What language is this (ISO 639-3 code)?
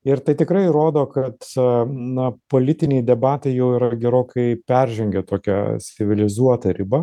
lit